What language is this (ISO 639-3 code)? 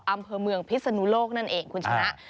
tha